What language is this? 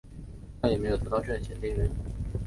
Chinese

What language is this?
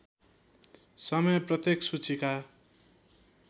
Nepali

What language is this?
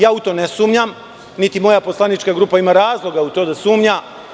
Serbian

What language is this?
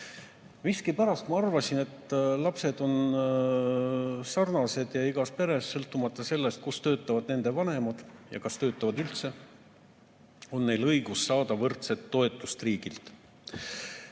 Estonian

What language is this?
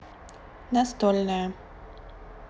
Russian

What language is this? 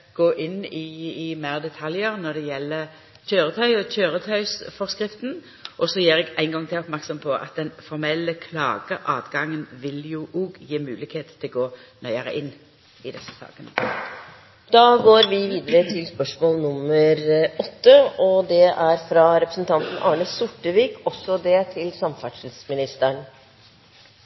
Norwegian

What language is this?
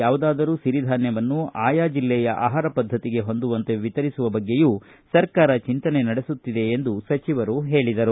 Kannada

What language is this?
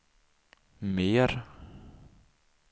Swedish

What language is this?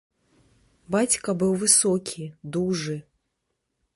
Belarusian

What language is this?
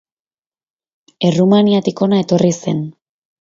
Basque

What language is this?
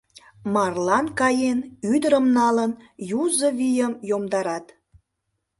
Mari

